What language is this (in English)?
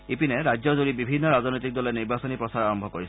Assamese